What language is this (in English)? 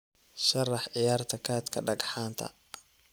Somali